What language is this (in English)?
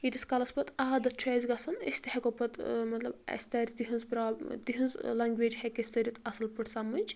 Kashmiri